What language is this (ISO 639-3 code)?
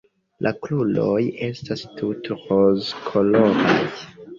epo